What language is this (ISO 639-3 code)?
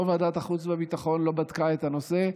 heb